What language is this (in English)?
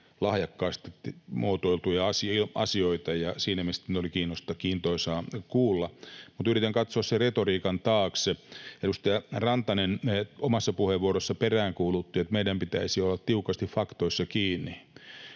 Finnish